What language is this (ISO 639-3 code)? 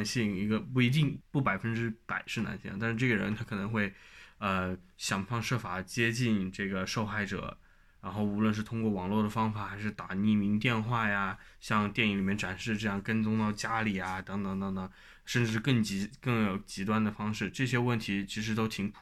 zho